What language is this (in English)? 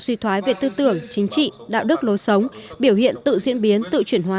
Vietnamese